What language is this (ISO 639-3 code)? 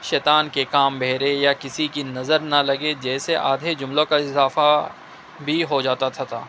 urd